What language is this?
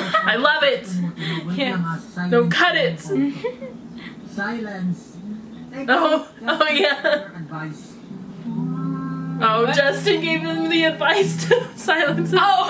English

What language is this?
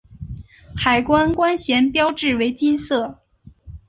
Chinese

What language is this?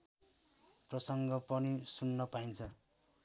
Nepali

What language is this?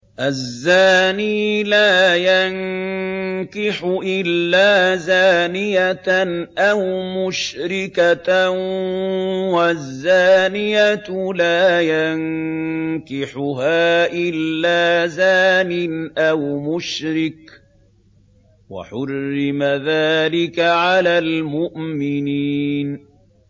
Arabic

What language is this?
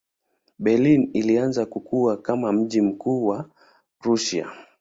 Swahili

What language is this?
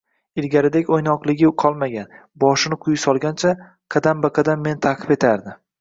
Uzbek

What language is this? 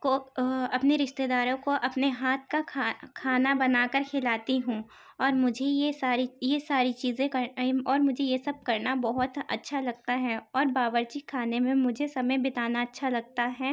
Urdu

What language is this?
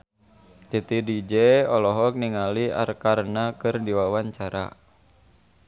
Sundanese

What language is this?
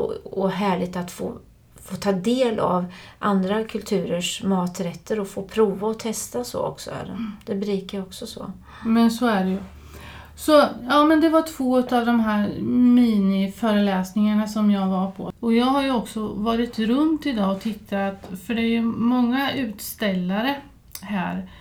Swedish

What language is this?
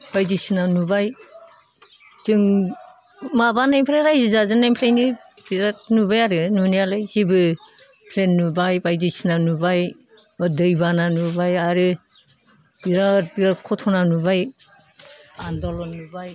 Bodo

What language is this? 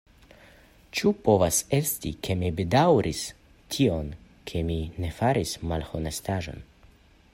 Esperanto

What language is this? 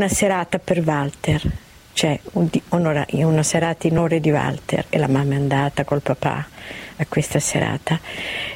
Italian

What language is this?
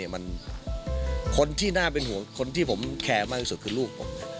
Thai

